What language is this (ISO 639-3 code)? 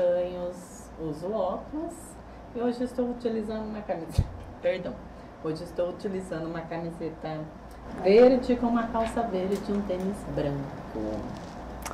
por